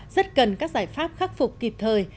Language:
Vietnamese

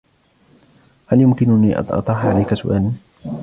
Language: Arabic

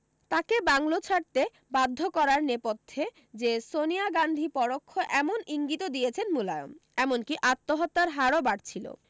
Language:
Bangla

